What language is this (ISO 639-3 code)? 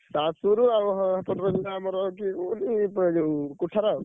ori